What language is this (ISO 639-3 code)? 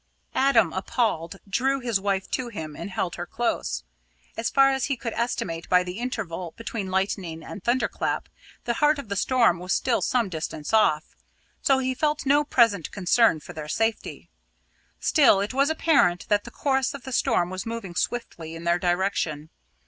eng